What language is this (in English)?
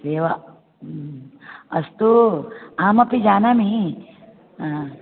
Sanskrit